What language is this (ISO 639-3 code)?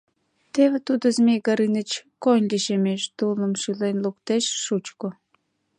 chm